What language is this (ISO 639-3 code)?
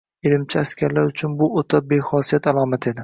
uzb